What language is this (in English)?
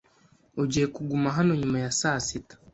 Kinyarwanda